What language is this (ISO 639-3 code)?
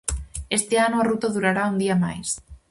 glg